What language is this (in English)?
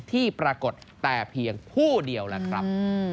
Thai